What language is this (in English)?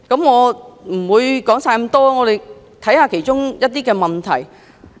Cantonese